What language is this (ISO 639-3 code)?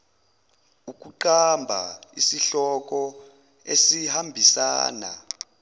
zul